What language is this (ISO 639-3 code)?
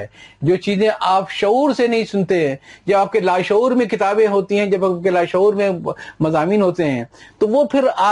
urd